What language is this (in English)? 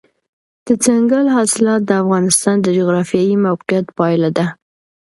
Pashto